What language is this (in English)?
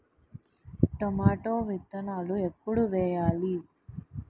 Telugu